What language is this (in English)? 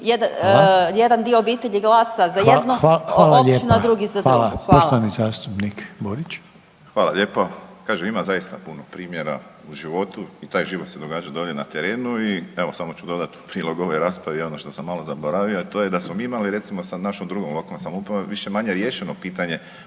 Croatian